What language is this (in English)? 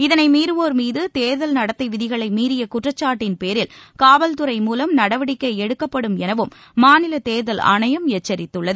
Tamil